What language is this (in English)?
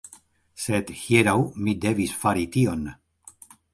Esperanto